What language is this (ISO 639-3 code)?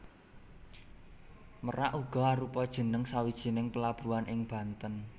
jav